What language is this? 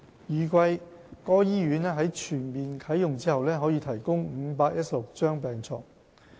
Cantonese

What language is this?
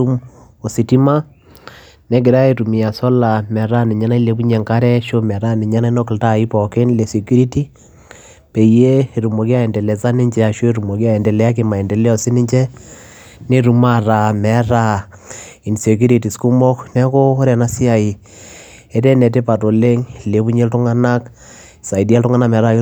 Masai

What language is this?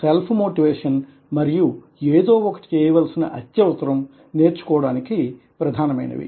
Telugu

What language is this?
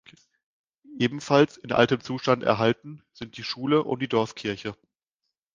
German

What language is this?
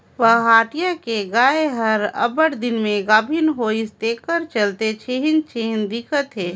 Chhattisgarhi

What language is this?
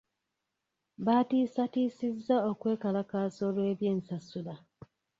Ganda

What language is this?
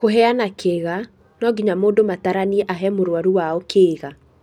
Kikuyu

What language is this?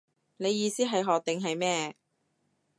Cantonese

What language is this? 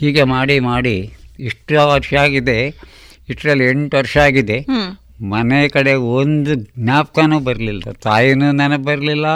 Kannada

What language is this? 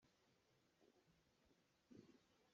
Hakha Chin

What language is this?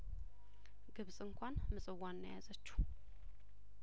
Amharic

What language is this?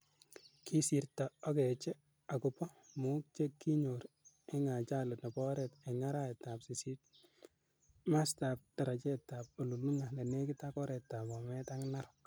Kalenjin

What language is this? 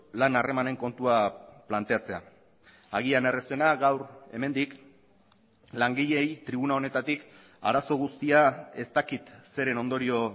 Basque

